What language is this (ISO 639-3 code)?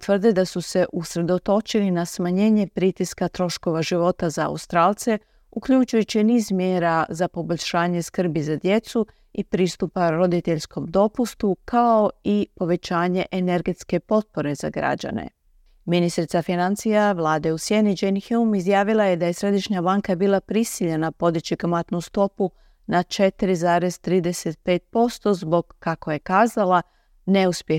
hrv